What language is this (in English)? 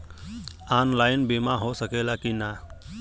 Bhojpuri